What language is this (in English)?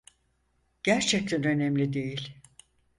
Turkish